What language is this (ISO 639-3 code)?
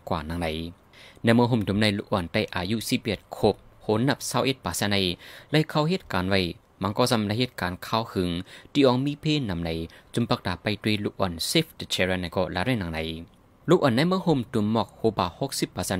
tha